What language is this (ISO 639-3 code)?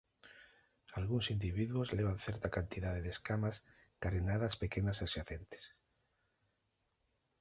glg